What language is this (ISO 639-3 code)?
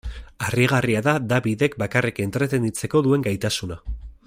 eus